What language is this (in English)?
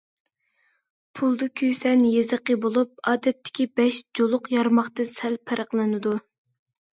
Uyghur